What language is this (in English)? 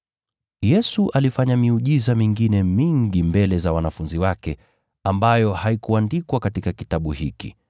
Swahili